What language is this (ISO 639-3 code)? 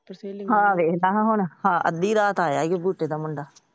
pan